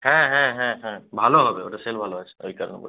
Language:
Bangla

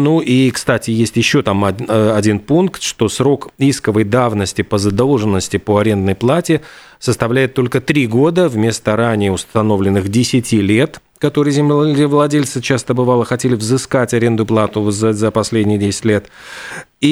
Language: Russian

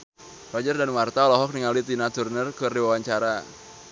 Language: Sundanese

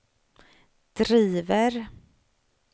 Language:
Swedish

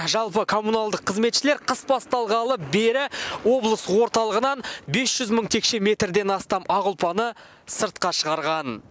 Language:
Kazakh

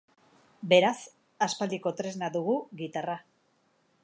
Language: Basque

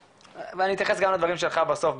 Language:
Hebrew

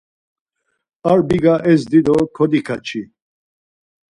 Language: Laz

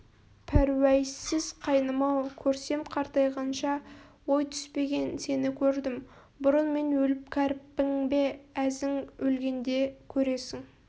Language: Kazakh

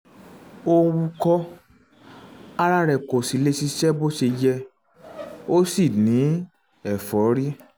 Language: Yoruba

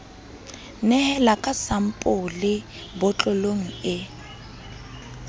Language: Southern Sotho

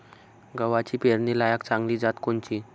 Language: Marathi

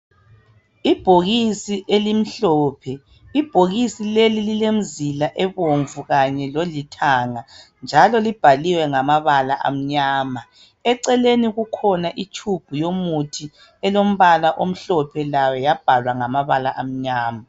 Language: North Ndebele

